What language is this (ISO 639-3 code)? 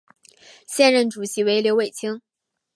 zho